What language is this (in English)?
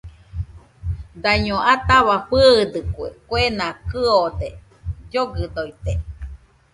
Nüpode Huitoto